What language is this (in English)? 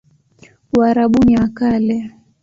Swahili